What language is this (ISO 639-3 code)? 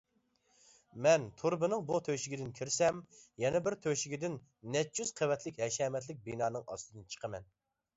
uig